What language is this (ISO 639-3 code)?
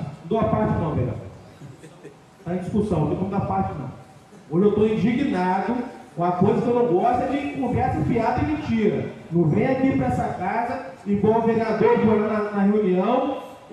por